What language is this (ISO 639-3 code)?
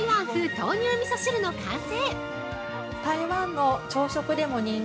jpn